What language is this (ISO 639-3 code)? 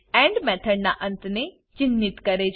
guj